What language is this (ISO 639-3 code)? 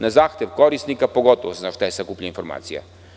srp